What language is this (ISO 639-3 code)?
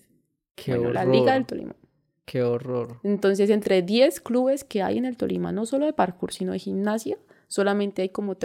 spa